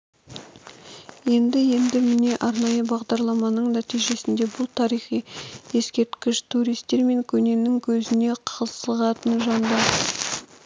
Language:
Kazakh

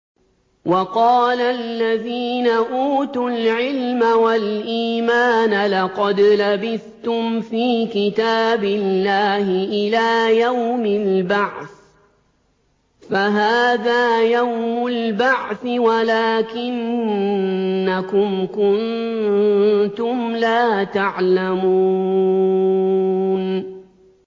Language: Arabic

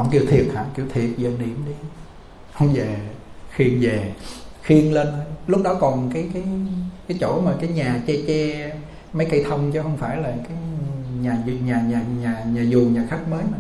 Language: Vietnamese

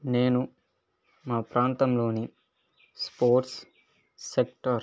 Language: Telugu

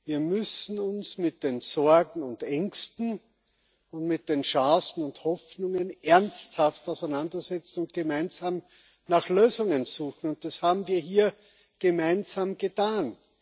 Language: German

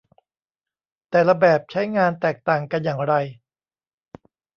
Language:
Thai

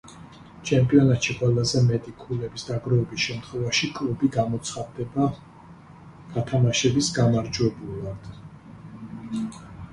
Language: Georgian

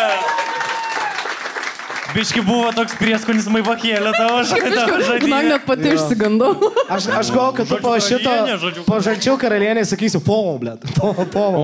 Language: Lithuanian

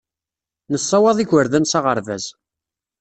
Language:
Kabyle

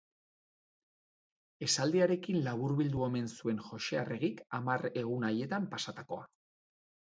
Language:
Basque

